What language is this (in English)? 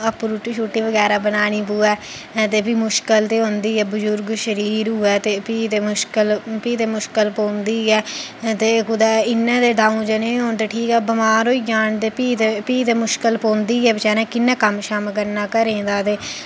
Dogri